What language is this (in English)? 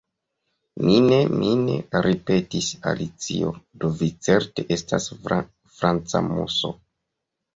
Esperanto